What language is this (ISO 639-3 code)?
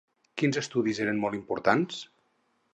cat